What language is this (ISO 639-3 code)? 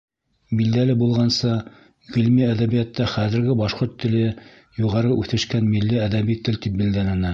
bak